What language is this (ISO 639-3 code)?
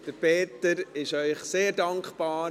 gsw